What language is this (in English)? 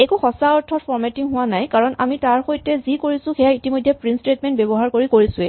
Assamese